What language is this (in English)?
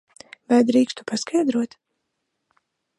Latvian